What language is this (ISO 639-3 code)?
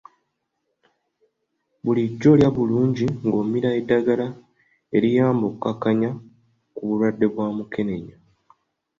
lug